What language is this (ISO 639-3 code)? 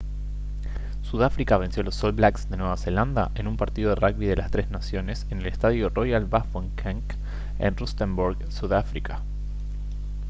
spa